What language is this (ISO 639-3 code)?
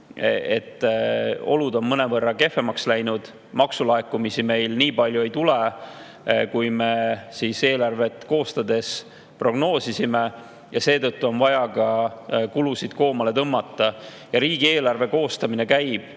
est